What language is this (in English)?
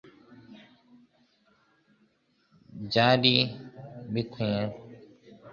Kinyarwanda